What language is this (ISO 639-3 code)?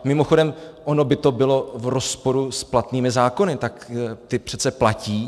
ces